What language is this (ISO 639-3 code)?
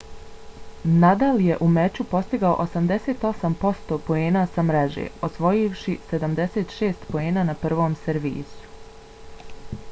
bos